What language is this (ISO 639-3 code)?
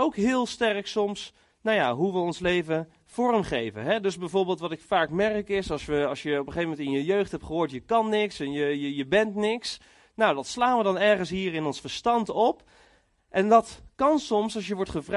nld